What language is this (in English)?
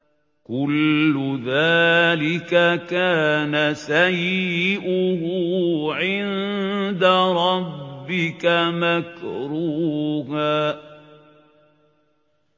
Arabic